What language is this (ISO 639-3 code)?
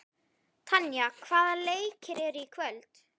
isl